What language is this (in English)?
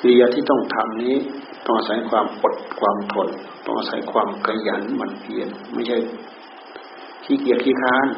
Thai